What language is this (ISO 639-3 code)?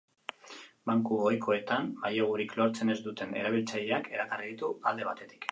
eus